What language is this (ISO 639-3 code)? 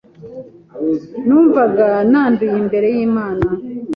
kin